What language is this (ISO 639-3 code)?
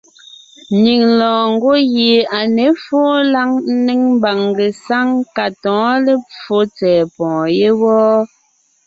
nnh